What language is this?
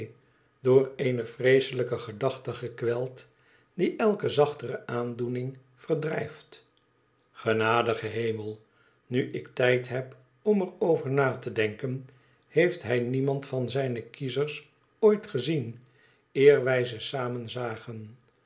Dutch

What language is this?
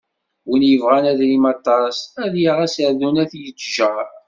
Kabyle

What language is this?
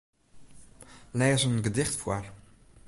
Western Frisian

